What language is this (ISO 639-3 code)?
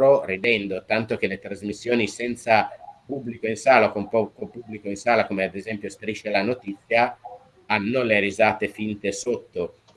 ita